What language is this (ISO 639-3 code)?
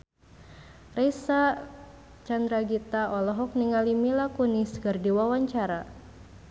sun